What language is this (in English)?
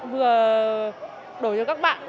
Vietnamese